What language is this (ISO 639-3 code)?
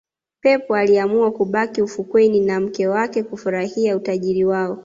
swa